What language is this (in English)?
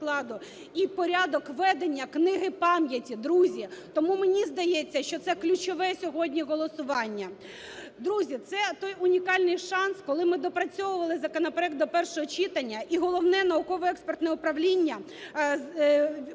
Ukrainian